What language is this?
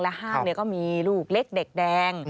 Thai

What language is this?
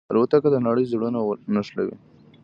Pashto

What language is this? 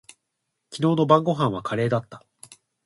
Japanese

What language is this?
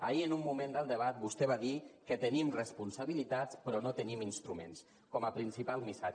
Catalan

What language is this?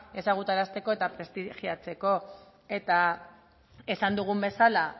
Basque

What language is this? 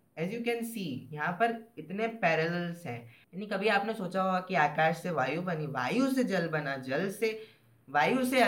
Hindi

